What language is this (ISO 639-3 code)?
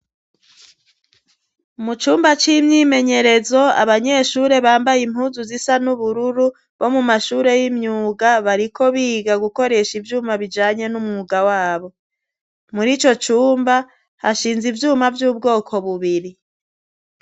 run